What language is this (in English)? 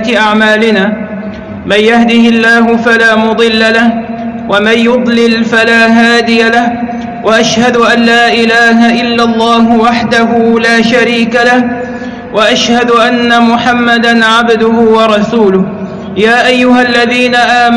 Arabic